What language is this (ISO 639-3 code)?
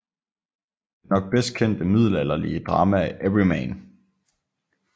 dan